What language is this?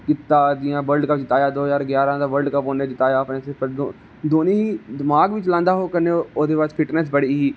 Dogri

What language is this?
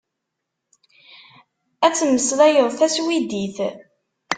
Kabyle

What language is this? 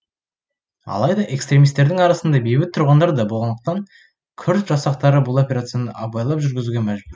Kazakh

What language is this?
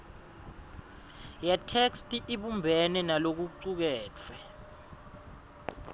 Swati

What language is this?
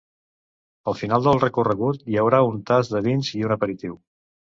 Catalan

